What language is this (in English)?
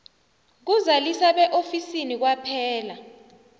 South Ndebele